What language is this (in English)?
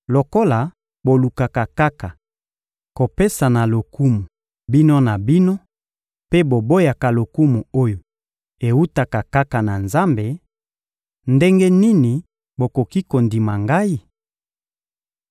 Lingala